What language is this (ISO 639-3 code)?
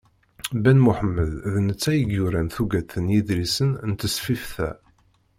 kab